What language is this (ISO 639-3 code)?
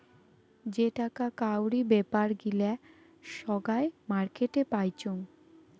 ben